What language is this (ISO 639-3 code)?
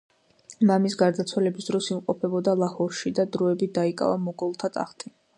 kat